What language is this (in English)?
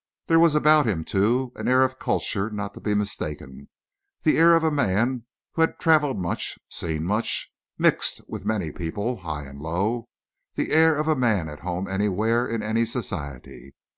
English